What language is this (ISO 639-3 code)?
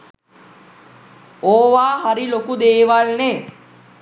sin